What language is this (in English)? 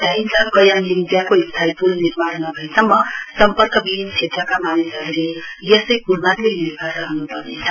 Nepali